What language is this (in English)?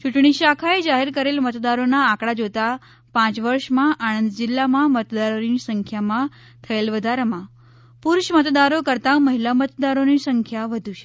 Gujarati